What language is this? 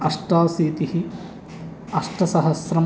Sanskrit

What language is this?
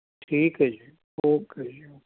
Punjabi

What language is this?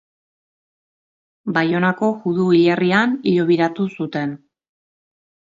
Basque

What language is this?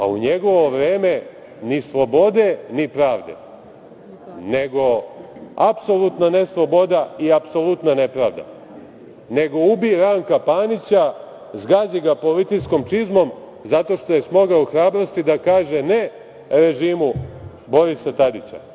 Serbian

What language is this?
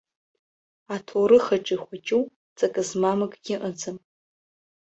Abkhazian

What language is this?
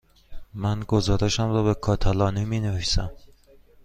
Persian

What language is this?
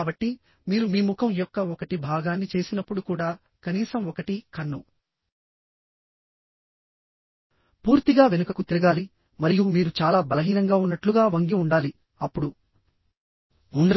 Telugu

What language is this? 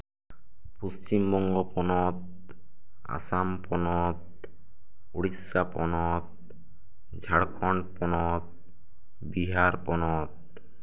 Santali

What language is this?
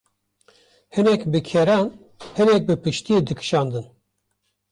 Kurdish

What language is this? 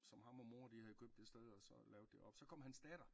Danish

